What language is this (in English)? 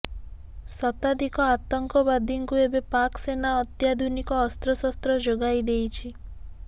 Odia